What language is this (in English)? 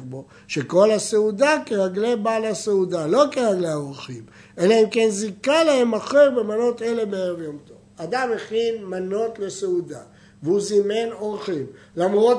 Hebrew